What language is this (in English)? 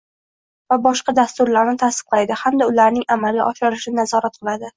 Uzbek